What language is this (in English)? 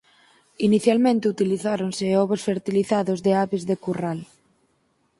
Galician